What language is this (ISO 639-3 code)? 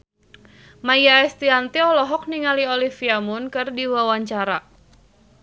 sun